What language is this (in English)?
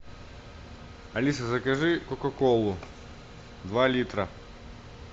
Russian